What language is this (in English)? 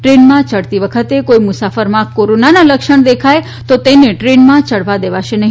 Gujarati